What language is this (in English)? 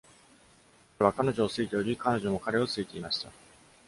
Japanese